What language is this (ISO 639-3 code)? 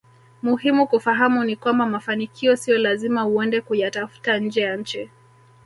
swa